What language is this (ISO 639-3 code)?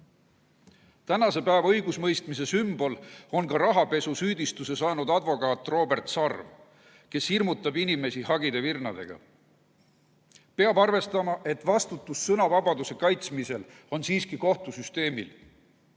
est